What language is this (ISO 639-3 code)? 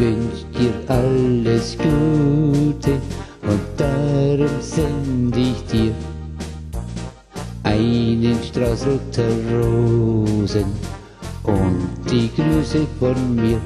deu